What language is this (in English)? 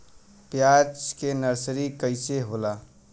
Bhojpuri